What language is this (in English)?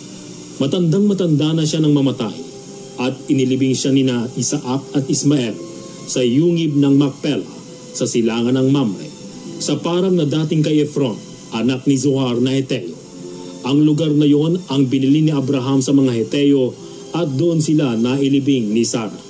Filipino